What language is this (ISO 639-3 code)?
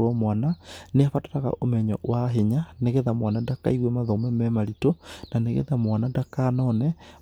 kik